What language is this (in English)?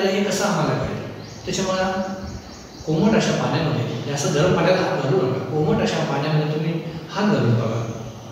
Indonesian